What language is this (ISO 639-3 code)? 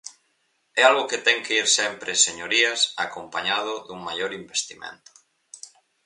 glg